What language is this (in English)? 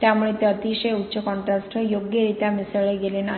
Marathi